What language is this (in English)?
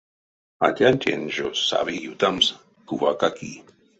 Erzya